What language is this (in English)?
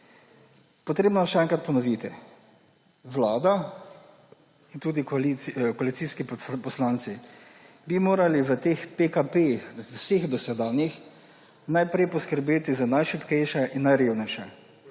Slovenian